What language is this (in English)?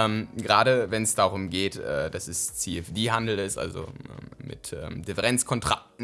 German